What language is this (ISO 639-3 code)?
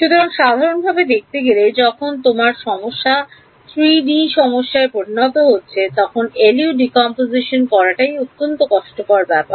ben